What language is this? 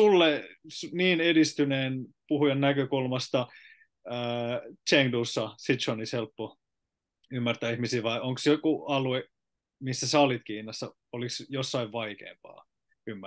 Finnish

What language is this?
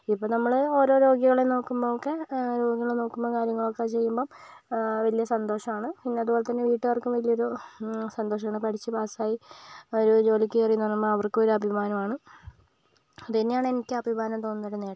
Malayalam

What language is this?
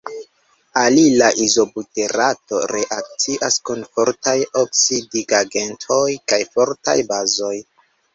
Esperanto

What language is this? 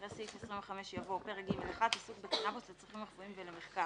Hebrew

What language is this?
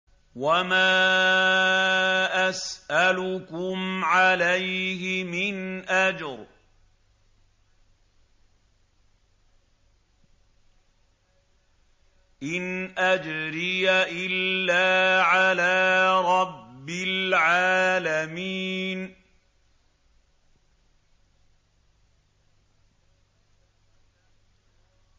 Arabic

